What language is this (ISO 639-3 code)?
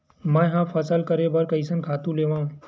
hne